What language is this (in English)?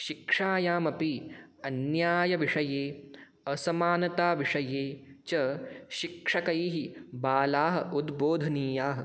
Sanskrit